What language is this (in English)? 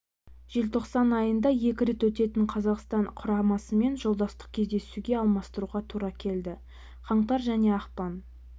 Kazakh